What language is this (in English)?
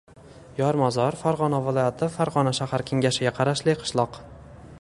Uzbek